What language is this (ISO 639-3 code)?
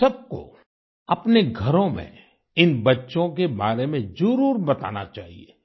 hin